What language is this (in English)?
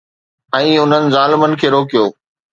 Sindhi